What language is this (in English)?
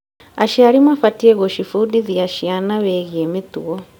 Kikuyu